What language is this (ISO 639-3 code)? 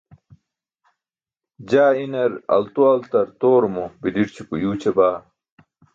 bsk